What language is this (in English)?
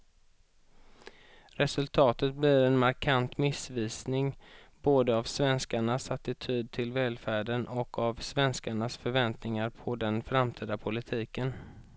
Swedish